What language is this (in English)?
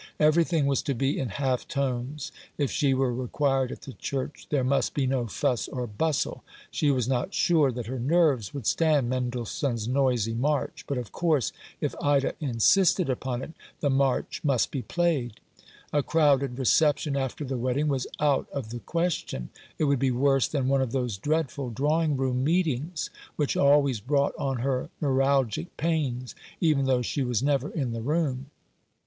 English